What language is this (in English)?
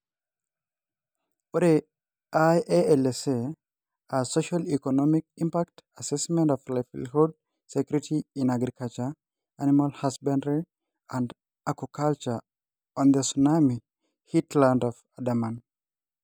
Masai